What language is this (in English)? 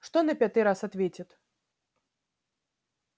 Russian